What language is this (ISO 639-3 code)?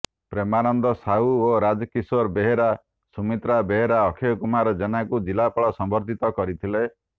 ori